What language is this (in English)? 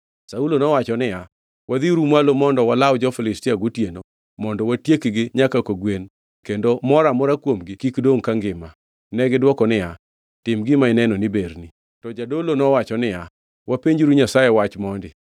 Luo (Kenya and Tanzania)